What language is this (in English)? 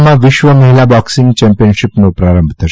Gujarati